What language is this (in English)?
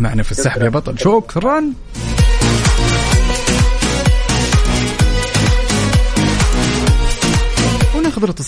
Arabic